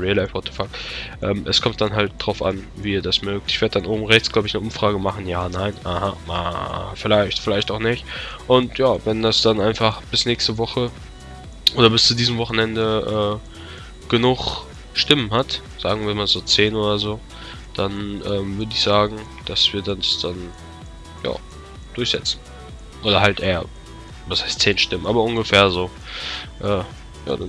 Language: German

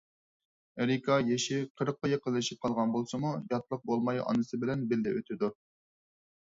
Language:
Uyghur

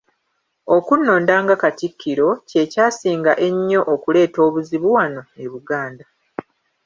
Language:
Ganda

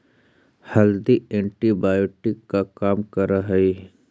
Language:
Magahi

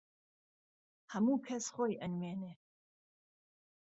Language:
Central Kurdish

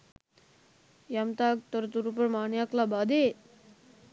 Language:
Sinhala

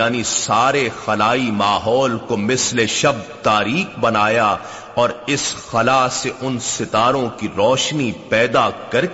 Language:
Urdu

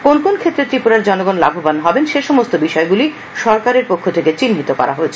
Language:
Bangla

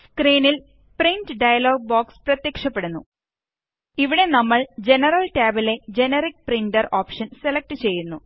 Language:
Malayalam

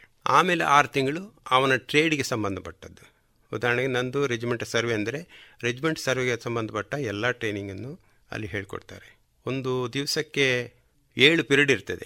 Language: Kannada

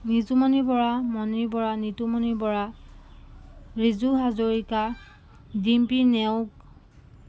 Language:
Assamese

